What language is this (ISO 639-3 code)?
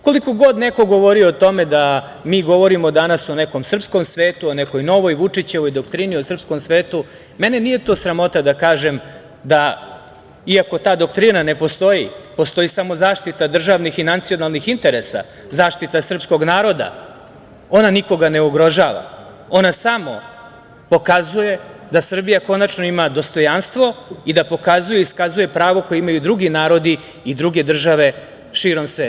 srp